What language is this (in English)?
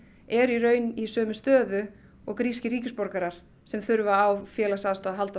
Icelandic